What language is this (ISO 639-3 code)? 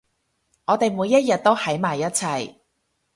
yue